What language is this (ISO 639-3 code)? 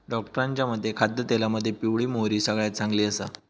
mar